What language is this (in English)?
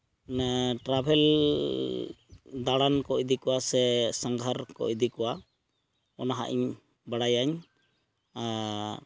Santali